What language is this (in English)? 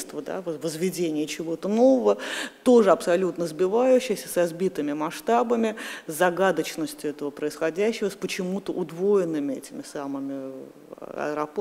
Russian